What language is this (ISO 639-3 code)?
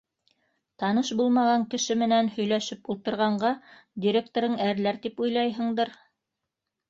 bak